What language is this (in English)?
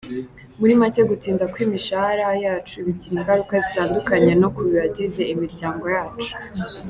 Kinyarwanda